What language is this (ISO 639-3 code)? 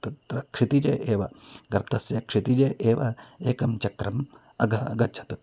san